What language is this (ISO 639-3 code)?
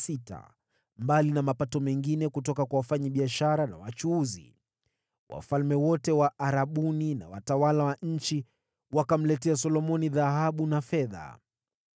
swa